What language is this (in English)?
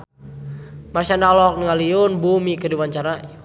Sundanese